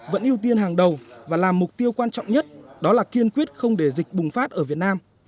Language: Vietnamese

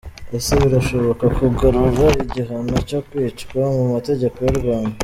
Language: Kinyarwanda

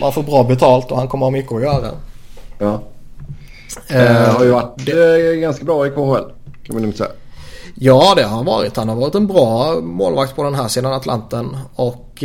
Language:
Swedish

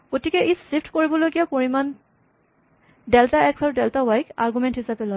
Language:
Assamese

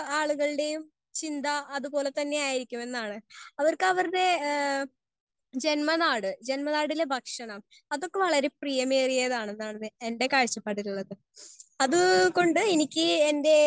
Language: Malayalam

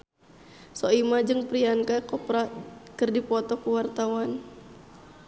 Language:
Sundanese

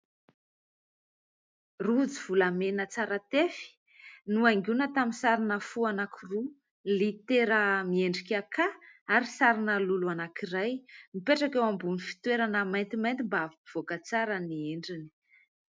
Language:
Malagasy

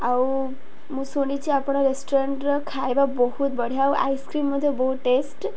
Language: Odia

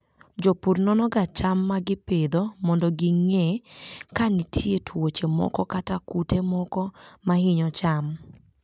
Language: Luo (Kenya and Tanzania)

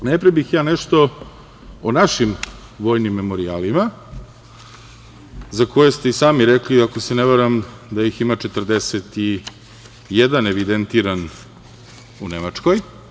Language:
Serbian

